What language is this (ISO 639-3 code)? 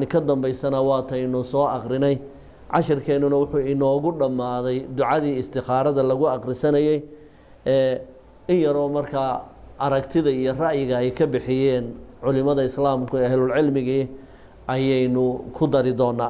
ara